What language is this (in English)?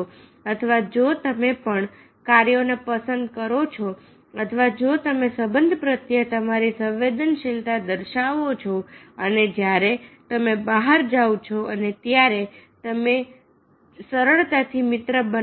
Gujarati